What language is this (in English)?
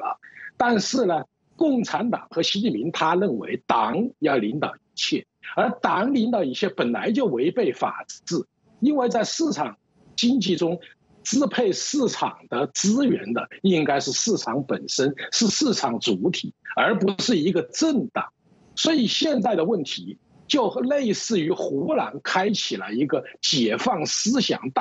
Chinese